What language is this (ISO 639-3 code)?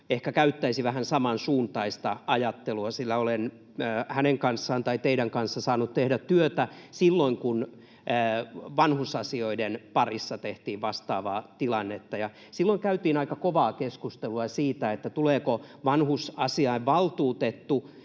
fin